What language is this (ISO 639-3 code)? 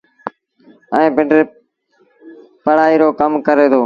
sbn